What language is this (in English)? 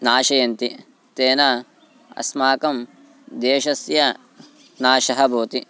Sanskrit